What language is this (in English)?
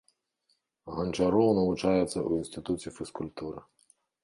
Belarusian